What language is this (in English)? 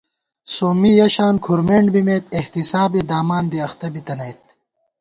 Gawar-Bati